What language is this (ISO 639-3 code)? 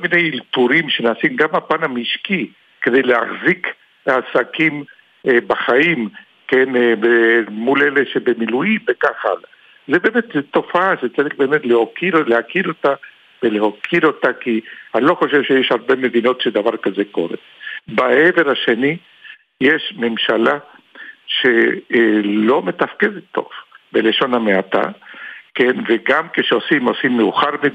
heb